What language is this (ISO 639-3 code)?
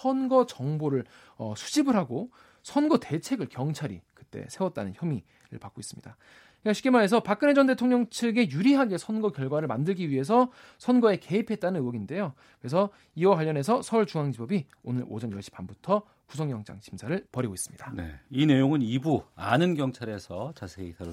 kor